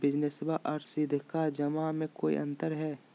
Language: Magahi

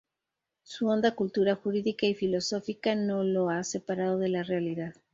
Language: Spanish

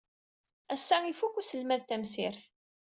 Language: Kabyle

